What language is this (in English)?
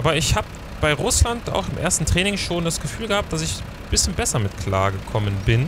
German